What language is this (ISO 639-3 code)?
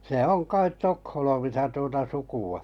fin